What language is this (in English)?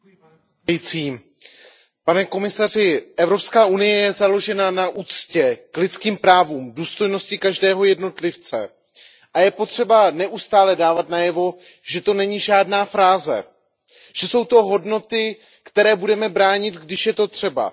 Czech